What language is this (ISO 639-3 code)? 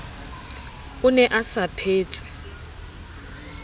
sot